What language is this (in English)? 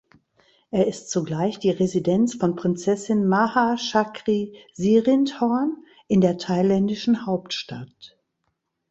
German